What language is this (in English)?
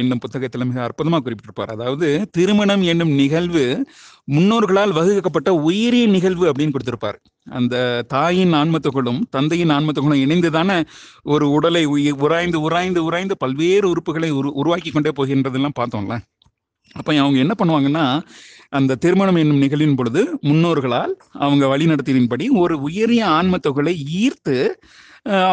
Tamil